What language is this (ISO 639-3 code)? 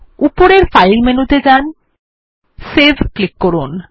ben